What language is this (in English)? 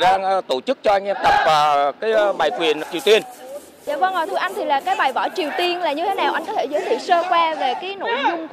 Vietnamese